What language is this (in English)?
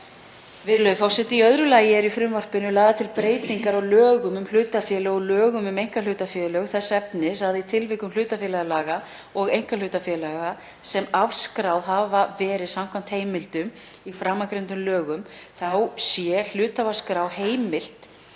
Icelandic